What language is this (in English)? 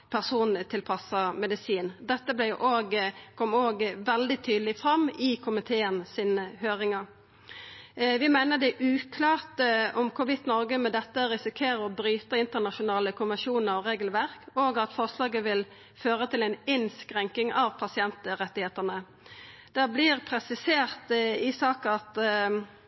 Norwegian Nynorsk